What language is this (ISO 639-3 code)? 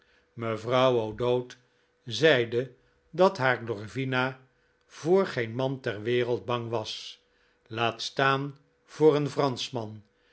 nld